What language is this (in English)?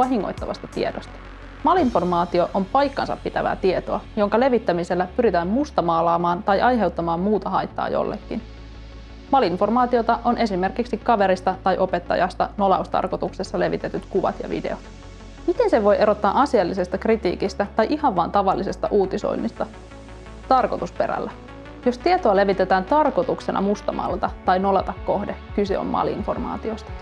Finnish